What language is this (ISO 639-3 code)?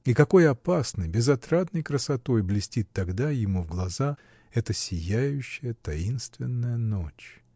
rus